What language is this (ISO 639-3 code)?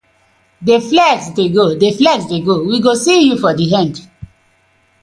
pcm